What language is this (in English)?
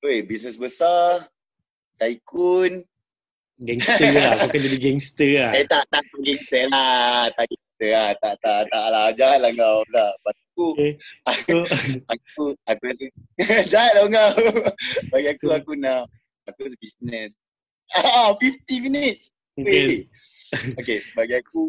Malay